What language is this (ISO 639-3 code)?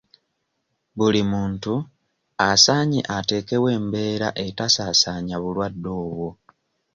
lug